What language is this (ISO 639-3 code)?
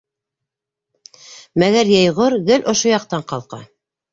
bak